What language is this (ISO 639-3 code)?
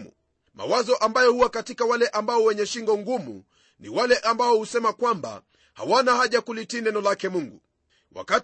swa